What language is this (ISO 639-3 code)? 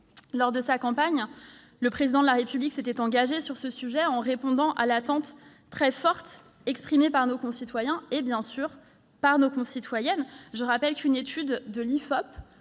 fra